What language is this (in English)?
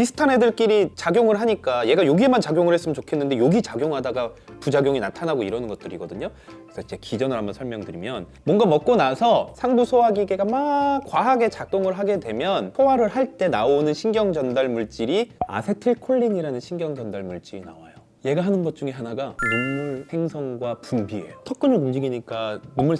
Korean